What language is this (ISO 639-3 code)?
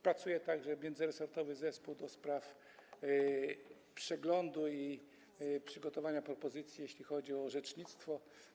pol